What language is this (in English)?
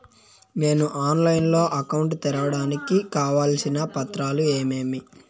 Telugu